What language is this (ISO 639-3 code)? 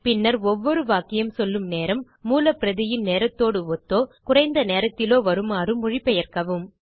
tam